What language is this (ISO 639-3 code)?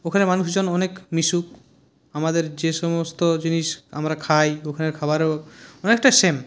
ben